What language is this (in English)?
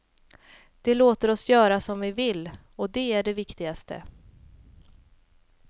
Swedish